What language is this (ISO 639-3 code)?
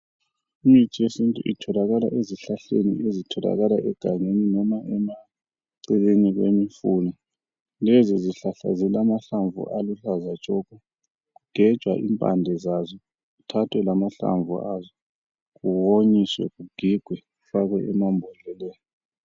nde